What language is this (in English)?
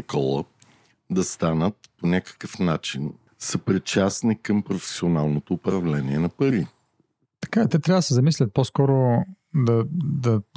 Bulgarian